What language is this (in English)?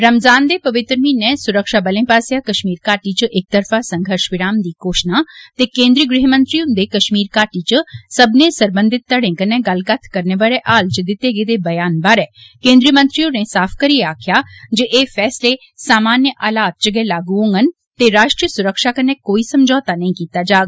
Dogri